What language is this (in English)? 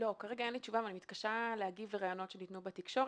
Hebrew